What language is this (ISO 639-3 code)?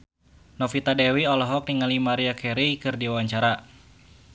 sun